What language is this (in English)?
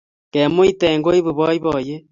Kalenjin